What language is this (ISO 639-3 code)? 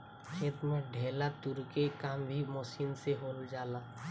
bho